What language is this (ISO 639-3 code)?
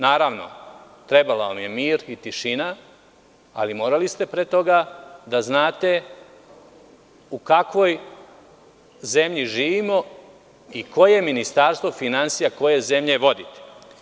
srp